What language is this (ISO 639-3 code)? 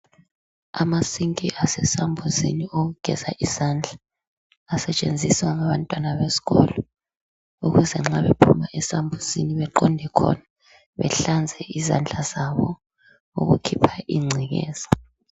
nde